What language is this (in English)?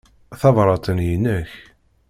Kabyle